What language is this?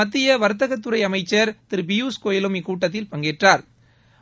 Tamil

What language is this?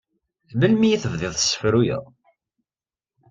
Kabyle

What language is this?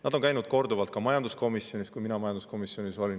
Estonian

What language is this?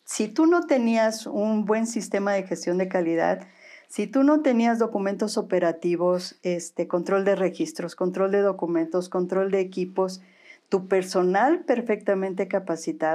Spanish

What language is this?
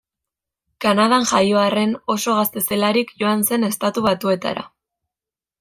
Basque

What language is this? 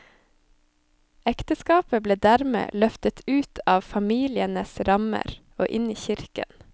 Norwegian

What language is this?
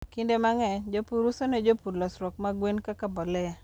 Luo (Kenya and Tanzania)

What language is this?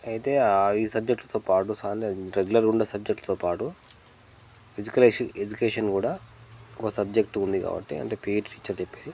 Telugu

